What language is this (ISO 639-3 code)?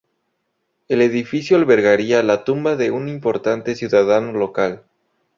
spa